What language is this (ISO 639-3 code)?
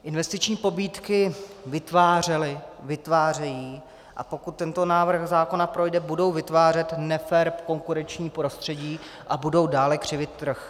ces